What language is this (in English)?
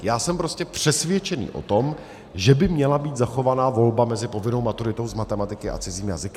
Czech